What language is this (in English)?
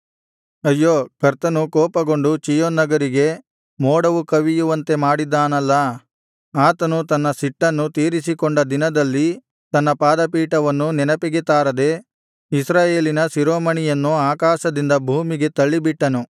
Kannada